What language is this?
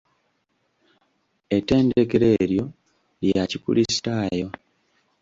Ganda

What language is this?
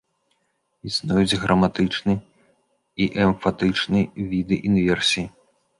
Belarusian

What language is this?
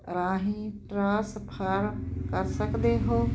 Punjabi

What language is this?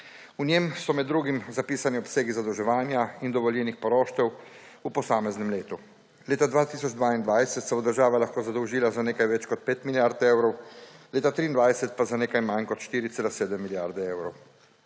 Slovenian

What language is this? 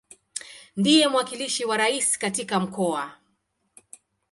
Swahili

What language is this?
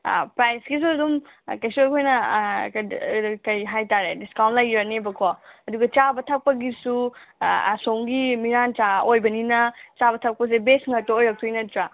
Manipuri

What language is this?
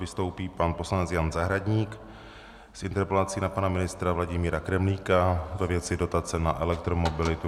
Czech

